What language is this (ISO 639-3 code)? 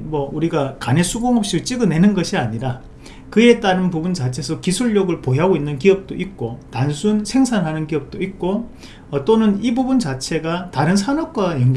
kor